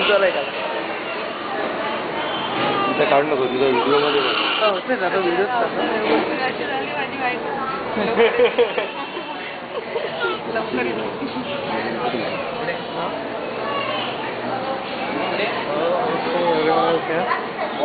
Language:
Marathi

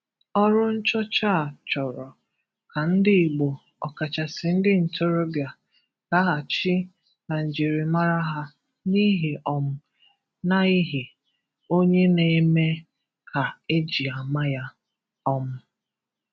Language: Igbo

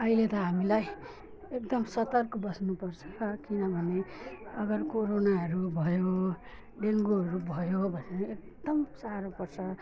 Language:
Nepali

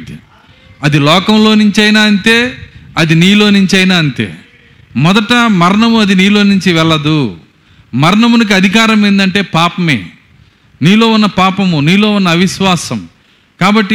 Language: Telugu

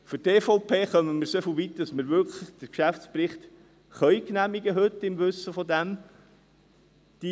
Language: Swiss German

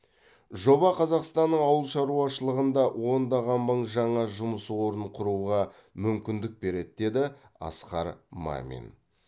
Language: Kazakh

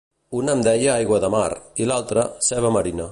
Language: Catalan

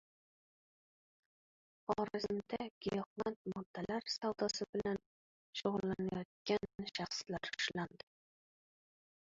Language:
Uzbek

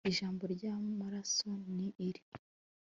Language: Kinyarwanda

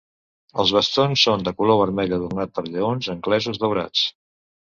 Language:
Catalan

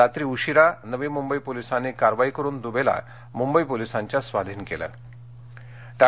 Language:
Marathi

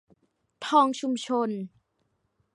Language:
Thai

